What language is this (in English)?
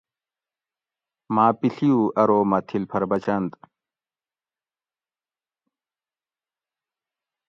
Gawri